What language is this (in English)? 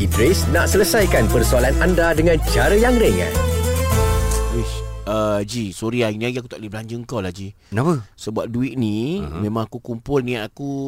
Malay